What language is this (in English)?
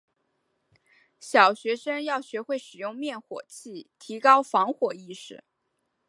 Chinese